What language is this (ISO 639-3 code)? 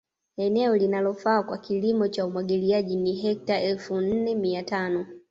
swa